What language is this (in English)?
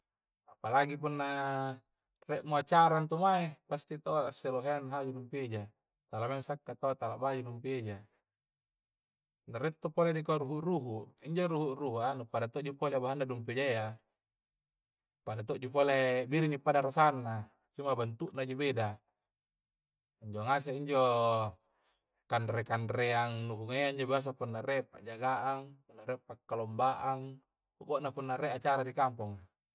Coastal Konjo